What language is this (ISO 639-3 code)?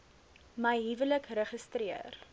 afr